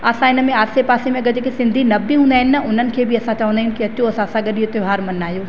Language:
Sindhi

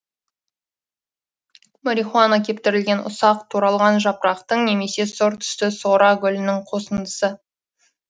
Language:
Kazakh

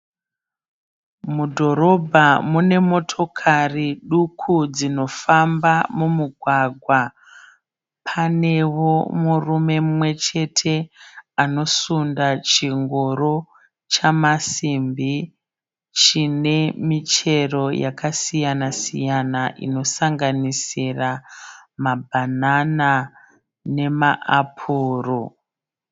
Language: Shona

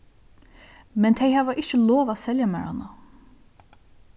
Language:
Faroese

